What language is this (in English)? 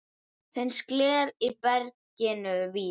Icelandic